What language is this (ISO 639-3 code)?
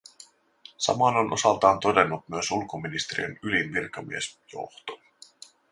fin